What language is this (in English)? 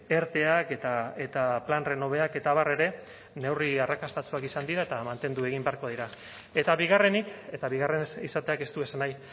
Basque